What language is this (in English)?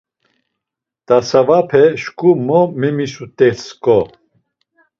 Laz